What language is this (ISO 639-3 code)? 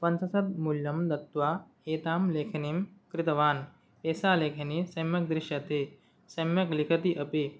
san